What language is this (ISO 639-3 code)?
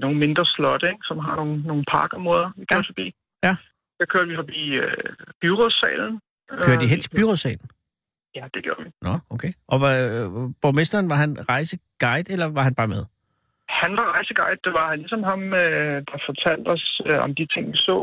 dan